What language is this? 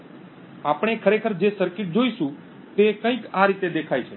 Gujarati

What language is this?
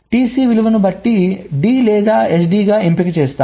Telugu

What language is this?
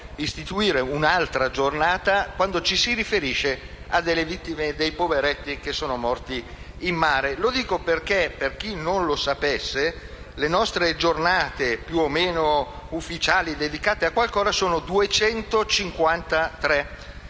Italian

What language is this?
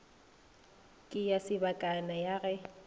Northern Sotho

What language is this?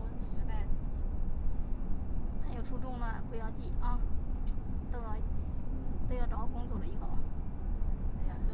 Chinese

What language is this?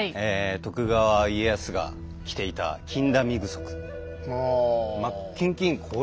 Japanese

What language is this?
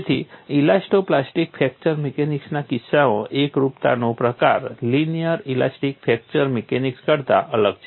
Gujarati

